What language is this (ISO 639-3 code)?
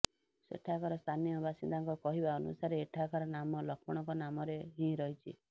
ori